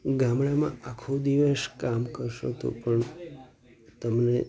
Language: Gujarati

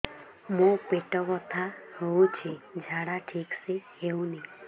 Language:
Odia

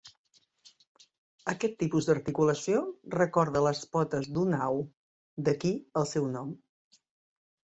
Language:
Catalan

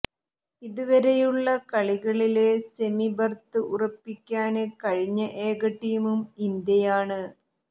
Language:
Malayalam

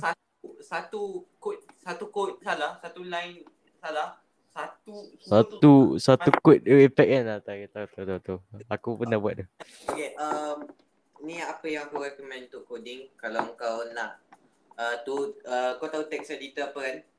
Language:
Malay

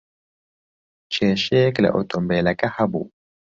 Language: Central Kurdish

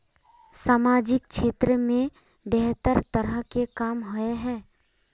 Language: Magahi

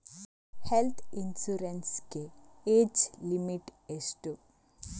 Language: Kannada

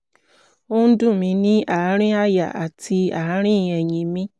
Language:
Yoruba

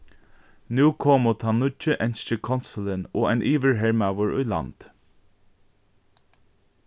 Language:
Faroese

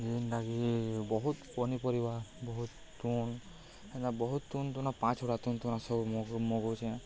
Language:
Odia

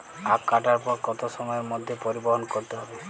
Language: Bangla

